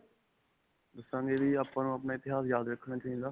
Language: Punjabi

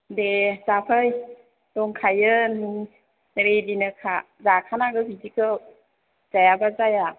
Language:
Bodo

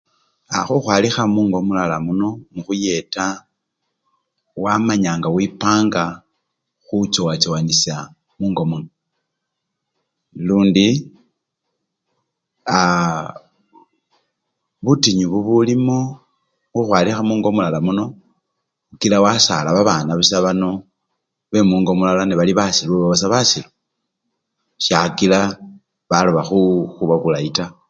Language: Luyia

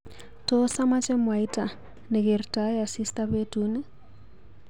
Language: Kalenjin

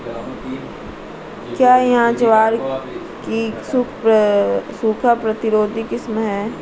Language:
Hindi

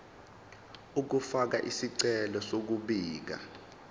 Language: Zulu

